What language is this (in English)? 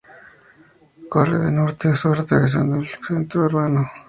Spanish